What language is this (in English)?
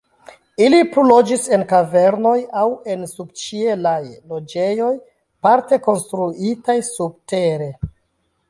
Esperanto